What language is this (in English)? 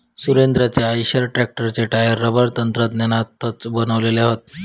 Marathi